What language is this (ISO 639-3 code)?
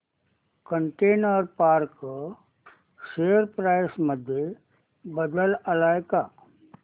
mar